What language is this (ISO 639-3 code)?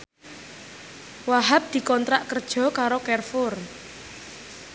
jav